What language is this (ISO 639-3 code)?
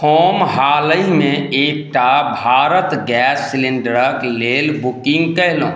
mai